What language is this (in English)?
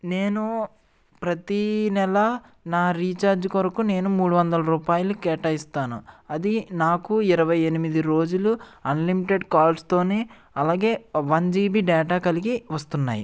Telugu